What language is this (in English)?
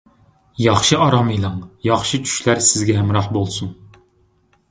Uyghur